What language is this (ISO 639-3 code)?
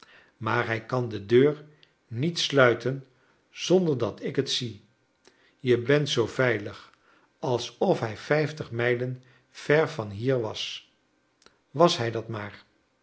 nld